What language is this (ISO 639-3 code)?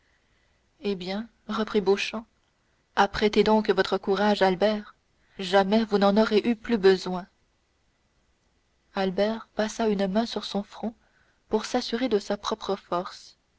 fra